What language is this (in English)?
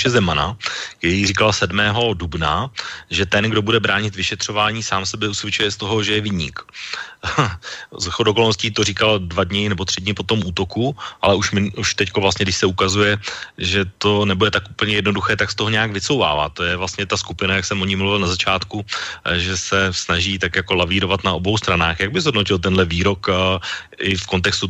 Czech